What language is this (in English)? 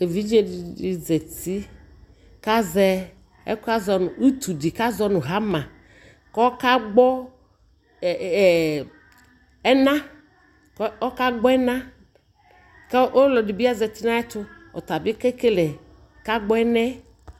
Ikposo